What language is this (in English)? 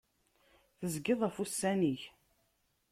Kabyle